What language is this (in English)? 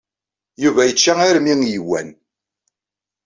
Kabyle